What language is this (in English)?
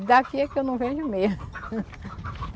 Portuguese